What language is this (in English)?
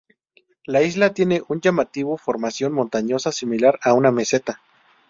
Spanish